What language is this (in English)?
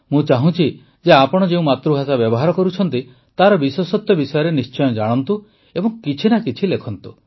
Odia